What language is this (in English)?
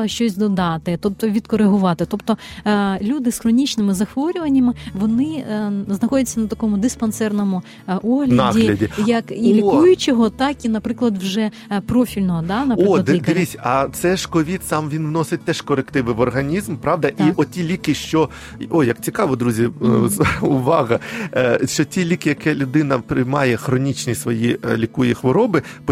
Ukrainian